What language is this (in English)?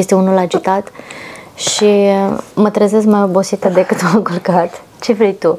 Romanian